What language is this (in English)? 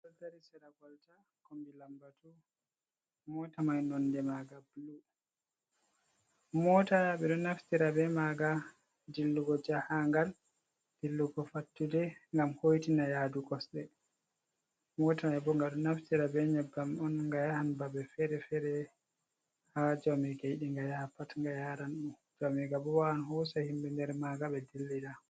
Fula